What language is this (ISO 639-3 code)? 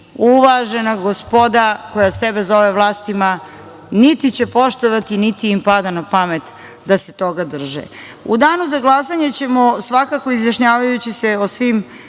srp